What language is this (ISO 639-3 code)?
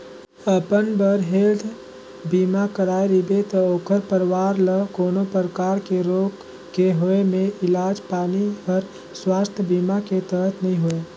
hne